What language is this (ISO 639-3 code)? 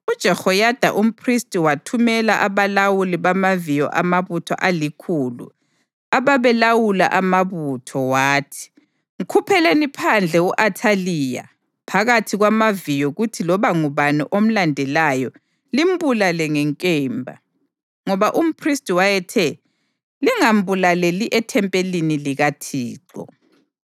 nde